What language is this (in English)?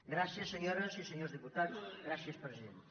Catalan